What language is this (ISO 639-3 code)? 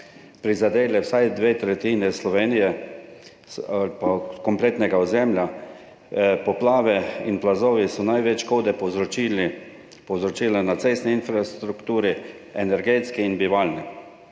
slv